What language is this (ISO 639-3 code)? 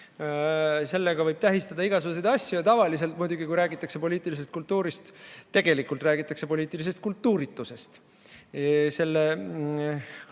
est